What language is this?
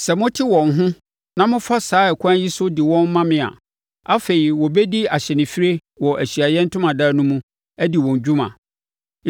Akan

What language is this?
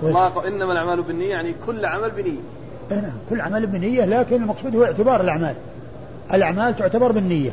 Arabic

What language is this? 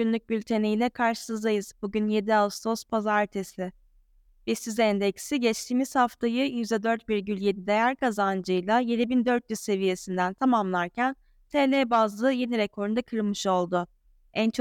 Turkish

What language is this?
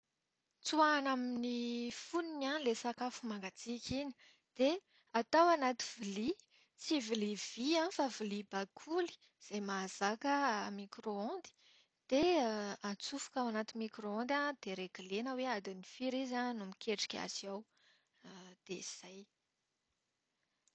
Malagasy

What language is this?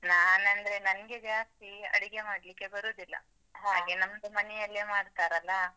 Kannada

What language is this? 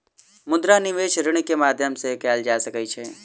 Maithili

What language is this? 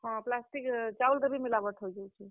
Odia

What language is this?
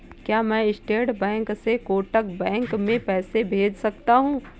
Hindi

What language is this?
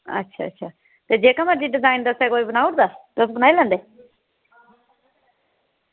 Dogri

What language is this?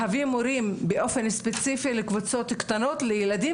Hebrew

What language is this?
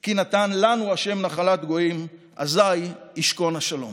Hebrew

